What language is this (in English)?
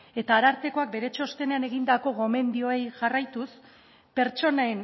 Basque